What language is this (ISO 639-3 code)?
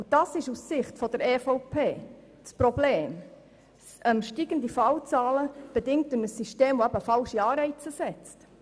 gsw